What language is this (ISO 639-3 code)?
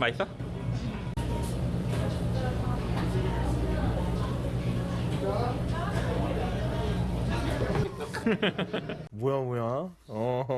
kor